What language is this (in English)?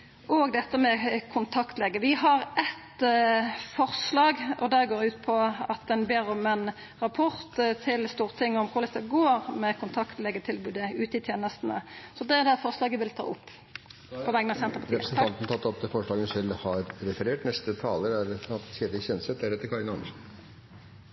Norwegian